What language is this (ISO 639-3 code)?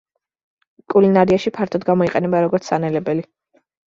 kat